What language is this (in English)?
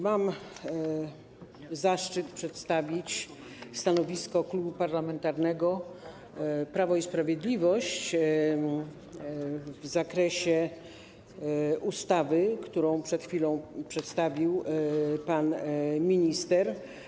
Polish